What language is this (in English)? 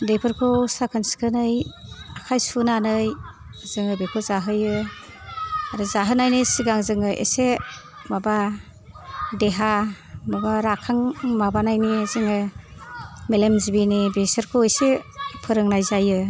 Bodo